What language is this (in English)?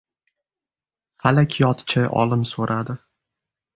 Uzbek